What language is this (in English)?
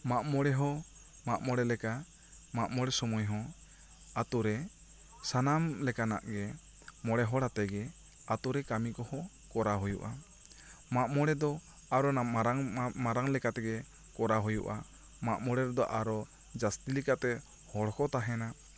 Santali